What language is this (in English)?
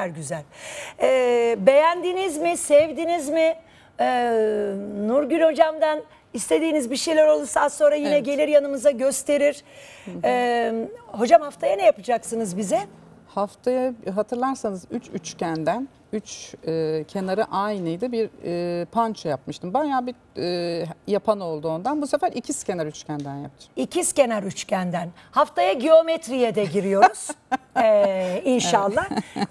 Turkish